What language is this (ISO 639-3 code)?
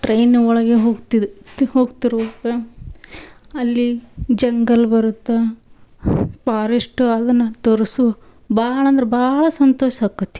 kan